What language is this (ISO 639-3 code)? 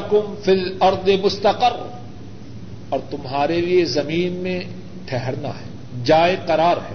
urd